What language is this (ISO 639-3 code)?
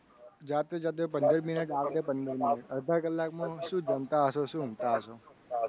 guj